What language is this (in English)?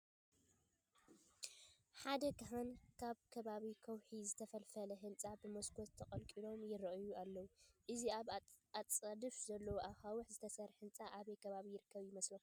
Tigrinya